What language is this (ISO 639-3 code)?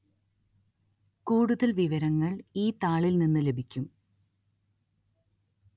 mal